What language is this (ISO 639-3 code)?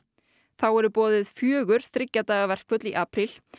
isl